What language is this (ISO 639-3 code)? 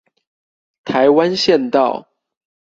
zho